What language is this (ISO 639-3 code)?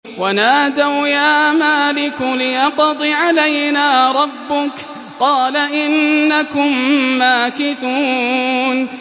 ara